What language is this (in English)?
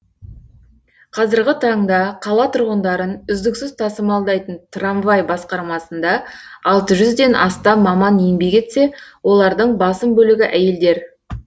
Kazakh